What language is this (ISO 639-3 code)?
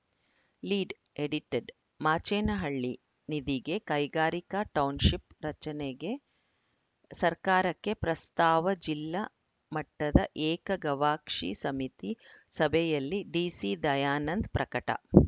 kan